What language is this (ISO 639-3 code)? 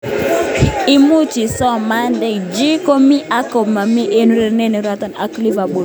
kln